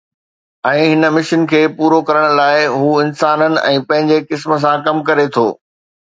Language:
Sindhi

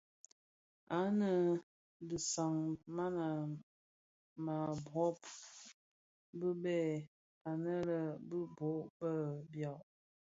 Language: Bafia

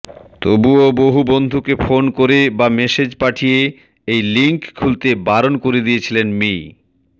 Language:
Bangla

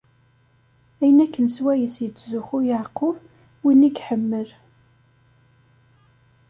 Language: Kabyle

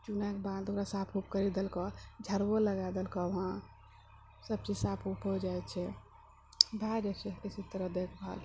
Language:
Maithili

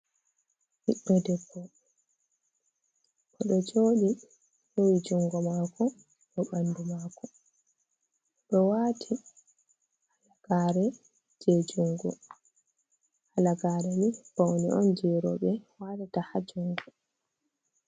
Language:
Fula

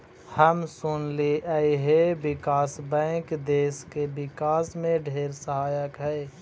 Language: Magahi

